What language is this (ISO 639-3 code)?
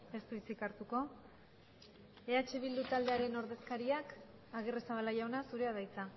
eus